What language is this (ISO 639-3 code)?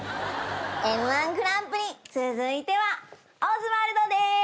jpn